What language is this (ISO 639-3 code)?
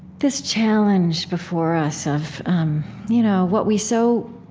eng